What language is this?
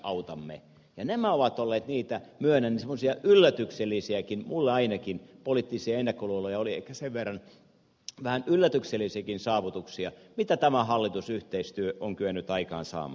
Finnish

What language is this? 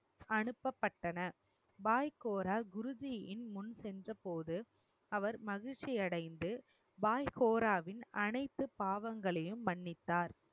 Tamil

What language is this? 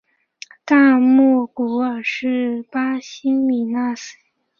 Chinese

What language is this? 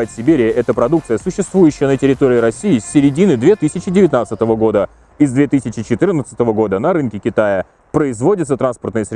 Russian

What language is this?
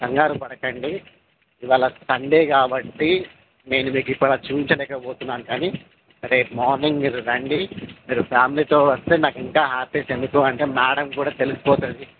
Telugu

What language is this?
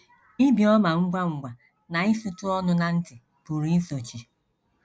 Igbo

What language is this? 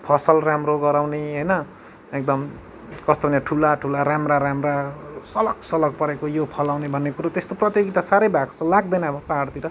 Nepali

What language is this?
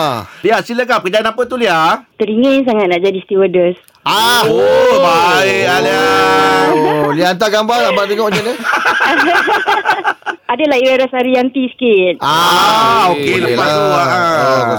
Malay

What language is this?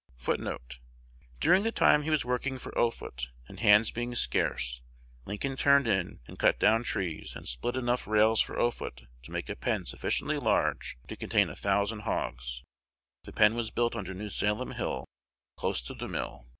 English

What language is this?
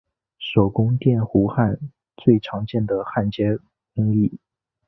Chinese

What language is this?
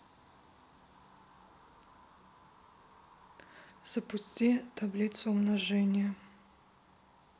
Russian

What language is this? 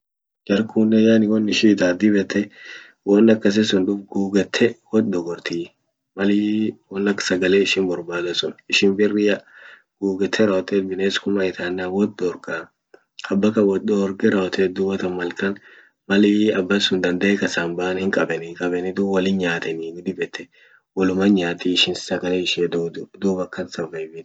Orma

